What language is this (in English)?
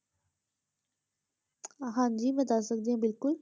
Punjabi